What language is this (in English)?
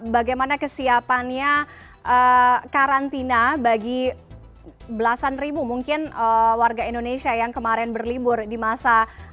Indonesian